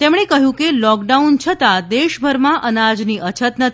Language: Gujarati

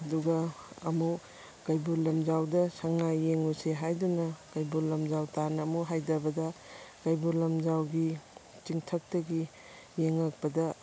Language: Manipuri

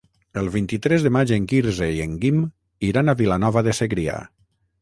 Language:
Catalan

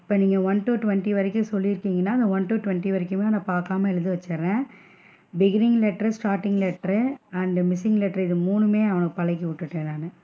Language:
Tamil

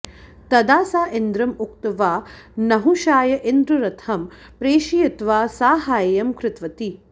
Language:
Sanskrit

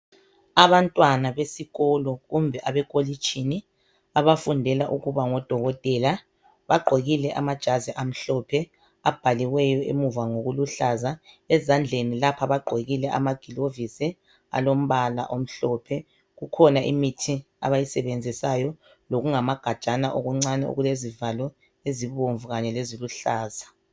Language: North Ndebele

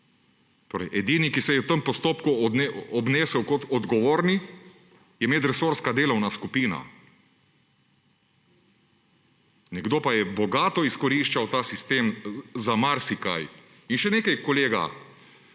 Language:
Slovenian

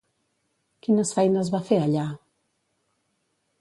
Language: Catalan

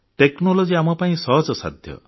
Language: Odia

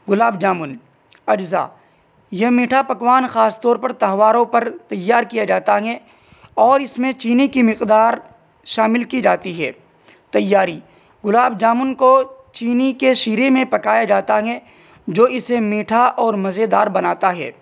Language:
Urdu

